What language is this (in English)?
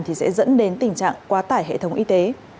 Vietnamese